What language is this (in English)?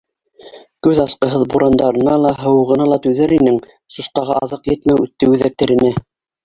Bashkir